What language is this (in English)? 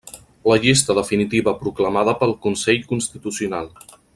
Catalan